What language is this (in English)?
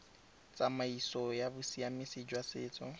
Tswana